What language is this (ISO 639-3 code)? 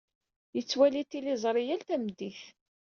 kab